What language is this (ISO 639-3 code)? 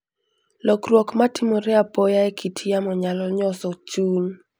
luo